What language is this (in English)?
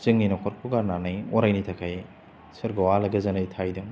Bodo